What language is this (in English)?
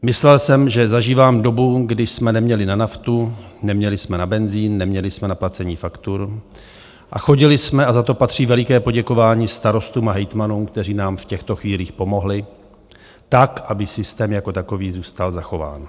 Czech